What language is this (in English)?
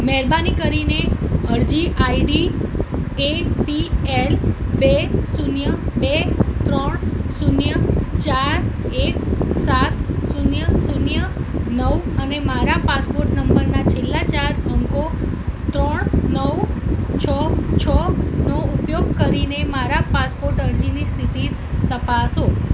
Gujarati